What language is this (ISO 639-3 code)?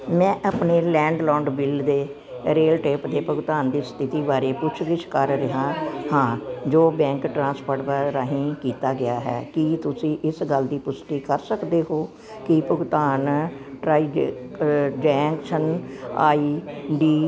pan